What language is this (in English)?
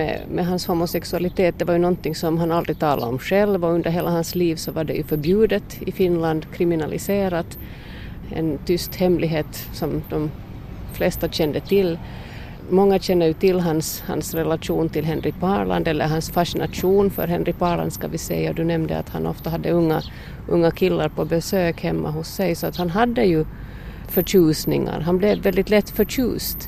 Swedish